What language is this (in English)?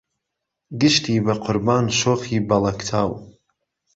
Central Kurdish